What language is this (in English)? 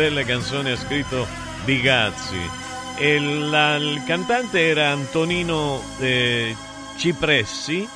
Italian